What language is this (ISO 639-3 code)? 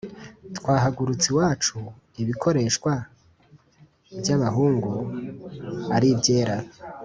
kin